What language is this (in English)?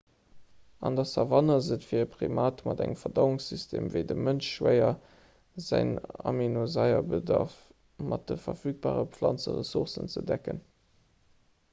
Luxembourgish